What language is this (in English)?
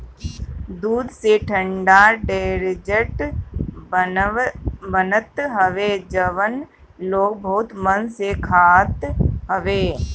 Bhojpuri